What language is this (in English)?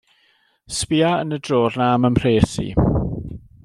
Welsh